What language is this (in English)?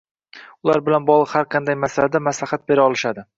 Uzbek